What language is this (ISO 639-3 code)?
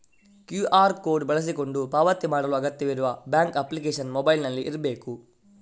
kan